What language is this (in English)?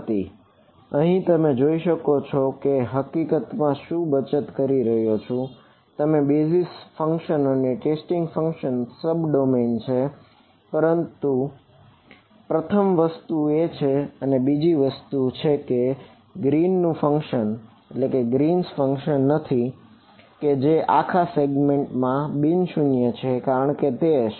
Gujarati